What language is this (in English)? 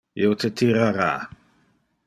Interlingua